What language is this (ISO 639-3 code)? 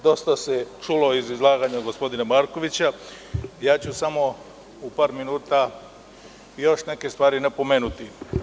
srp